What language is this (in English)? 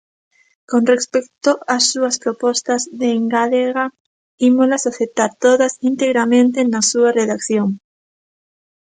Galician